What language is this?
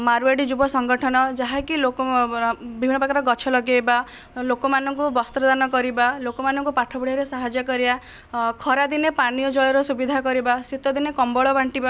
Odia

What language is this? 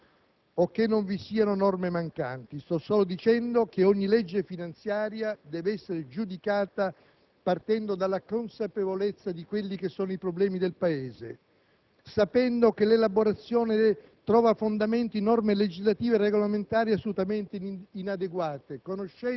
Italian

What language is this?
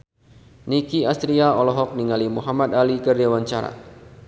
Sundanese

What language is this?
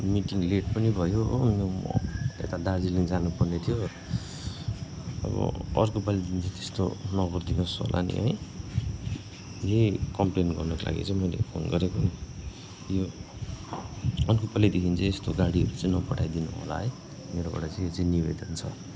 Nepali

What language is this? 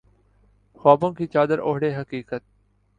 Urdu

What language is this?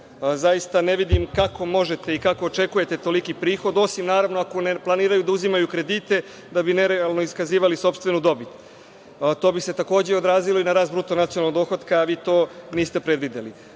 Serbian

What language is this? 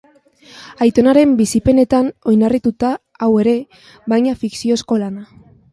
Basque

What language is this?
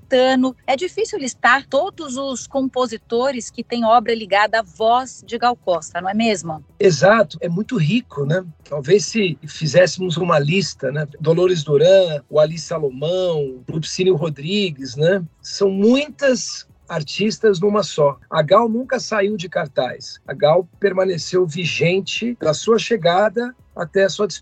Portuguese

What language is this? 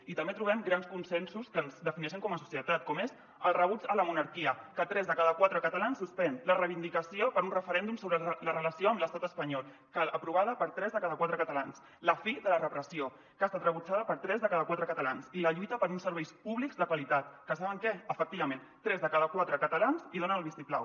Catalan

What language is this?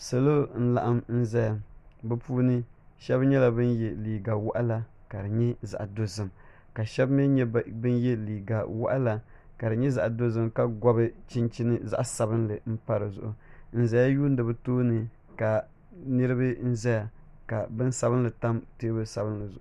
Dagbani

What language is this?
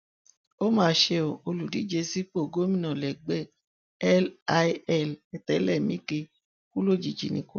Yoruba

